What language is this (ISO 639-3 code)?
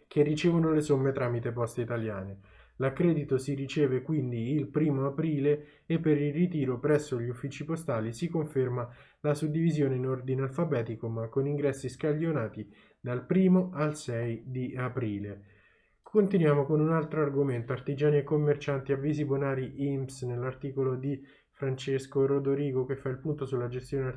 ita